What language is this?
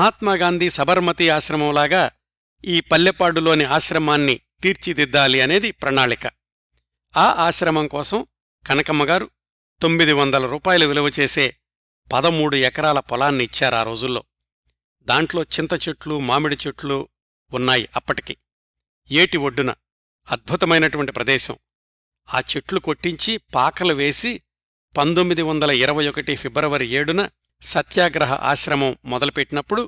Telugu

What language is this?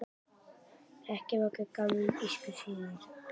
Icelandic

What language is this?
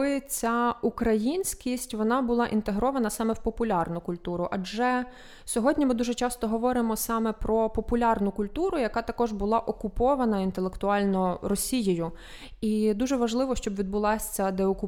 Ukrainian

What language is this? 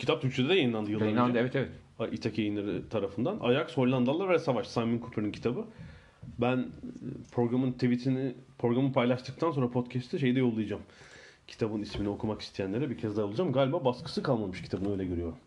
Turkish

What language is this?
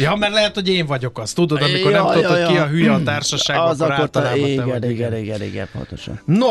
Hungarian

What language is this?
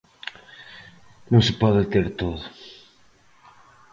Galician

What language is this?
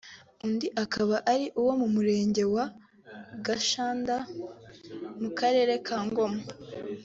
Kinyarwanda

